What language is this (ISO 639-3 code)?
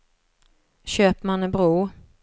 swe